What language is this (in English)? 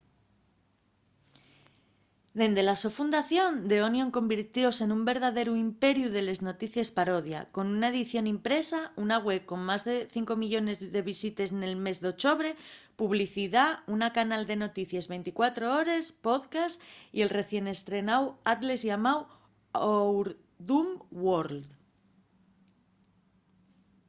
Asturian